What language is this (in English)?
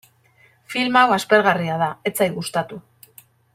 Basque